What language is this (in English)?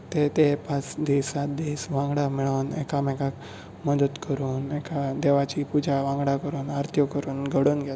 Konkani